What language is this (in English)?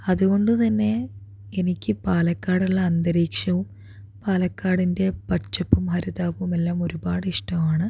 Malayalam